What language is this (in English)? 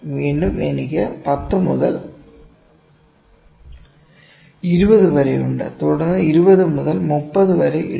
Malayalam